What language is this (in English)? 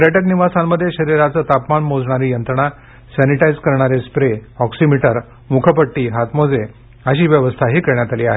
Marathi